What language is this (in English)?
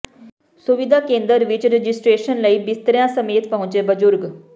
Punjabi